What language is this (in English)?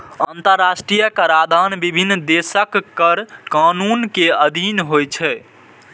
Maithili